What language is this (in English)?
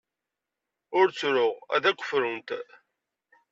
Kabyle